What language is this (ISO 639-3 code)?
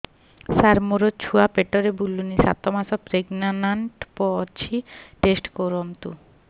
ori